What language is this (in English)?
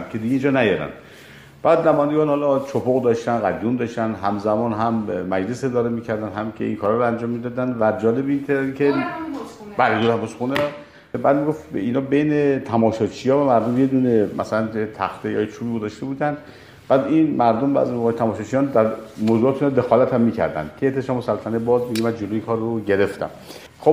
Persian